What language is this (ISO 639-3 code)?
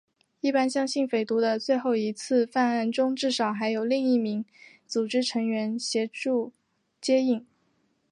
zho